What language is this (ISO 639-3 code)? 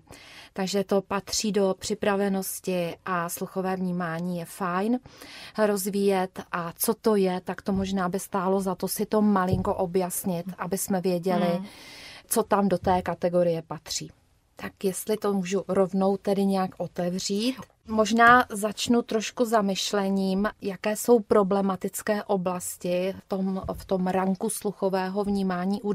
ces